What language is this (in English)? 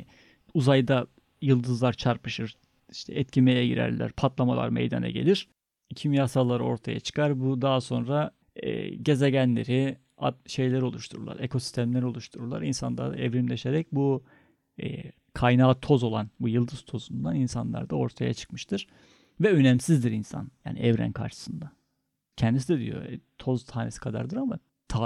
Turkish